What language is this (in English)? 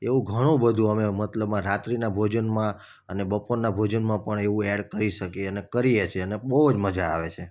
Gujarati